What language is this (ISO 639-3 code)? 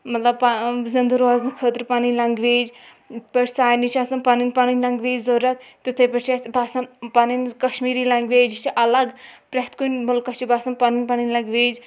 kas